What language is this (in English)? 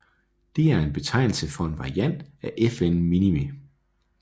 Danish